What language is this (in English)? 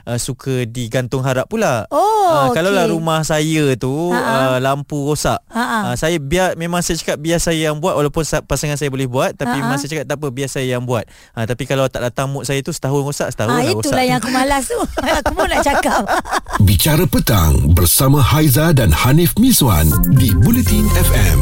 Malay